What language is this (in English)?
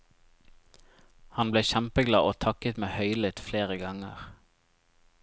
Norwegian